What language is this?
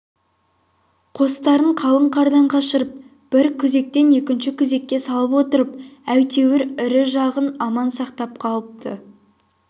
Kazakh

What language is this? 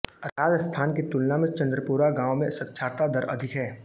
Hindi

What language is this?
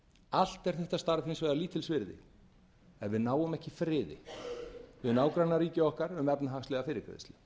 Icelandic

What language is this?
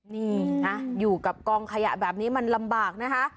Thai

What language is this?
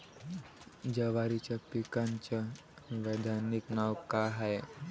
Marathi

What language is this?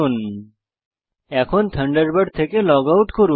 Bangla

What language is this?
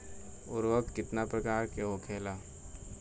Bhojpuri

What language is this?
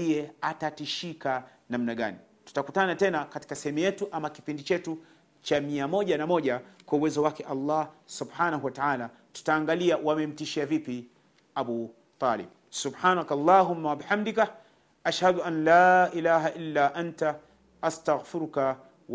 Swahili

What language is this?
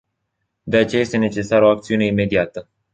Romanian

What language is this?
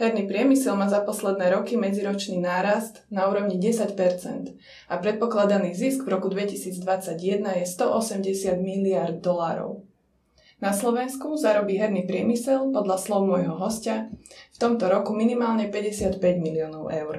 Slovak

